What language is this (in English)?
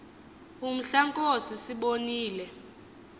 Xhosa